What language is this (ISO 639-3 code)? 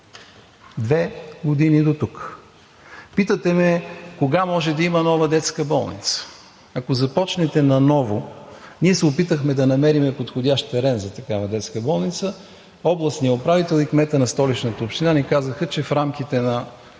bul